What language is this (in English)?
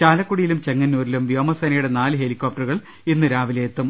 Malayalam